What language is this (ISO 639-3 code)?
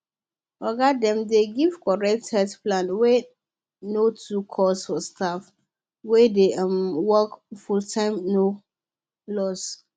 pcm